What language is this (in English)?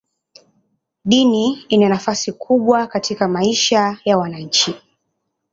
Swahili